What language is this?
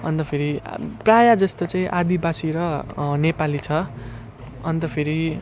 Nepali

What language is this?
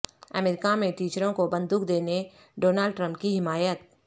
Urdu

